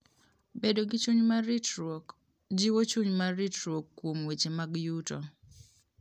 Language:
Luo (Kenya and Tanzania)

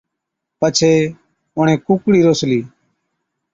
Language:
Od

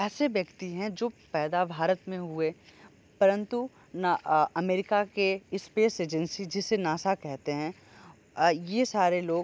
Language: Hindi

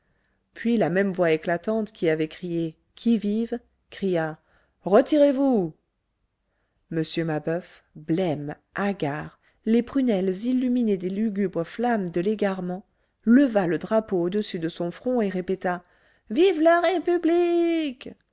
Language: French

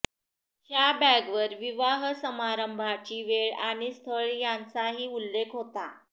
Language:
Marathi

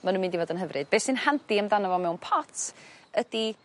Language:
Welsh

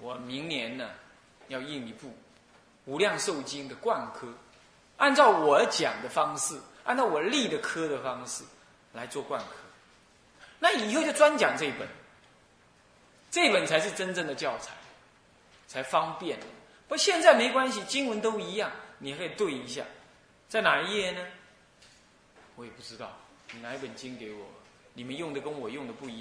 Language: Chinese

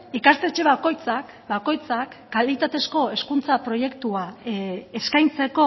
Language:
Basque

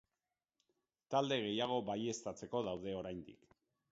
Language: Basque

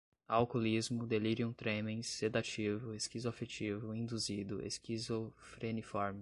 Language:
Portuguese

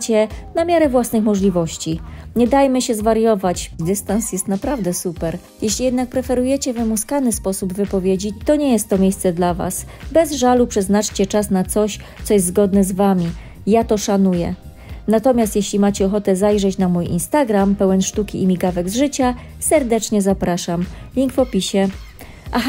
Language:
Polish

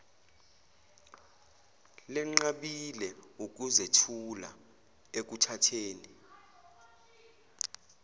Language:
Zulu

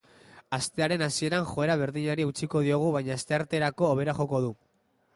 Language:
Basque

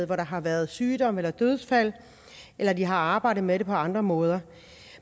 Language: Danish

